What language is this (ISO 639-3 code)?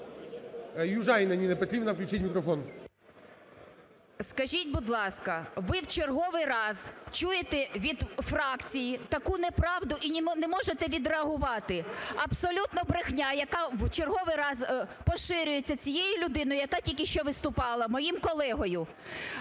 ukr